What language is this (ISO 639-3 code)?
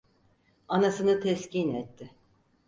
tur